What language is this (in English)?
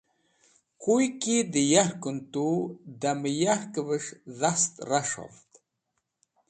Wakhi